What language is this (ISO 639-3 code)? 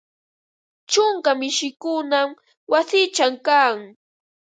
qva